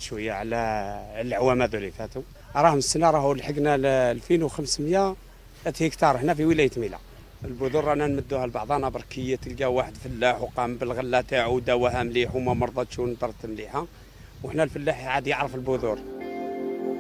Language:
Arabic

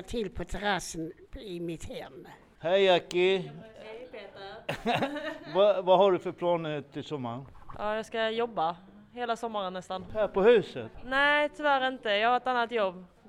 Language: Swedish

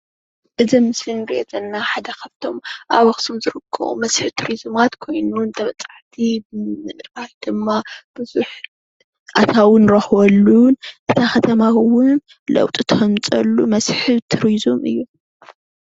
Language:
Tigrinya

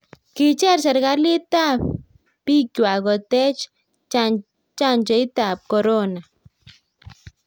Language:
Kalenjin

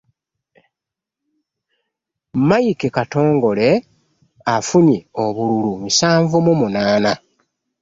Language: Ganda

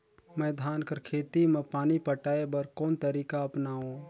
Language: Chhattisgarhi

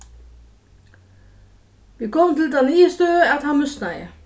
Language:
Faroese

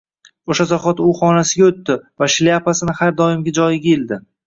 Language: Uzbek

